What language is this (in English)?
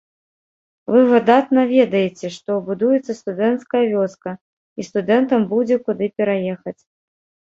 Belarusian